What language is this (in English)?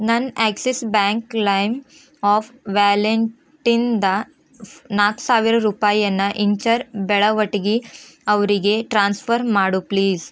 Kannada